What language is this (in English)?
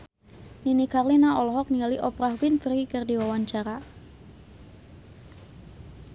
Sundanese